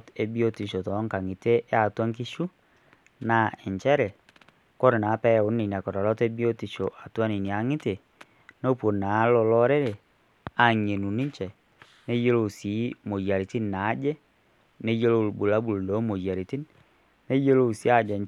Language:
Masai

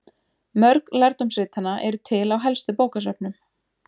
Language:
Icelandic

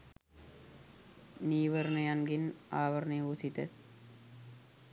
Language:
Sinhala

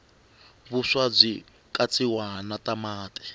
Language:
Tsonga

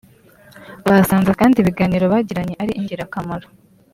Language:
Kinyarwanda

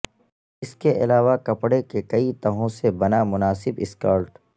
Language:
Urdu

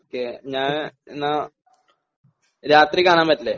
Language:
Malayalam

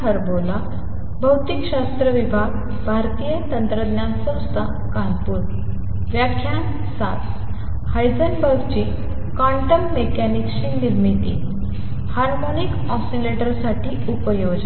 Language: Marathi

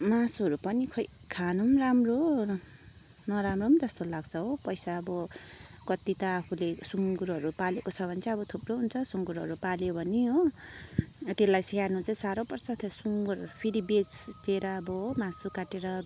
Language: Nepali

